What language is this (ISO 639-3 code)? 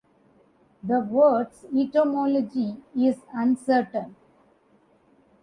eng